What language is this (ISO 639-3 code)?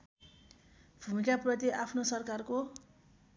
nep